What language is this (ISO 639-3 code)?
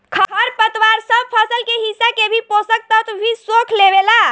bho